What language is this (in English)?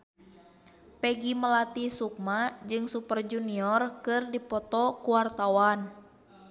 Sundanese